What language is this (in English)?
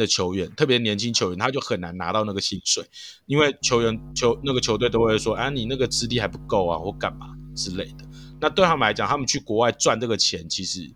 Chinese